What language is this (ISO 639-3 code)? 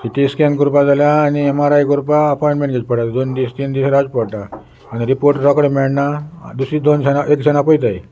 kok